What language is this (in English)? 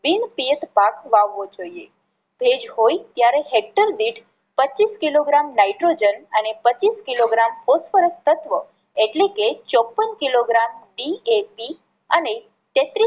Gujarati